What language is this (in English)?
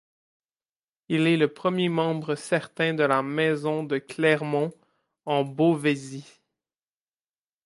French